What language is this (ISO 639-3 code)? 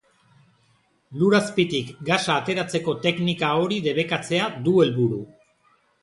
eus